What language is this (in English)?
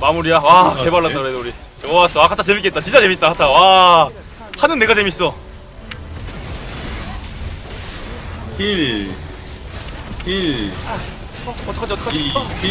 Korean